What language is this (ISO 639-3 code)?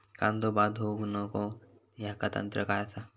mar